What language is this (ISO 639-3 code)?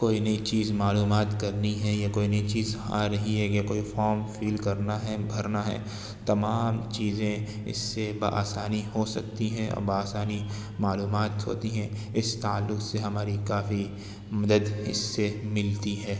urd